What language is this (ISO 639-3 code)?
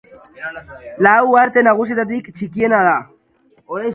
eus